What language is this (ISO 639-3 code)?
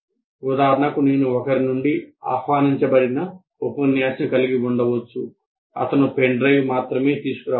tel